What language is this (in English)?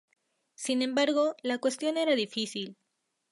Spanish